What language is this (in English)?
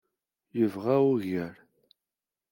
Kabyle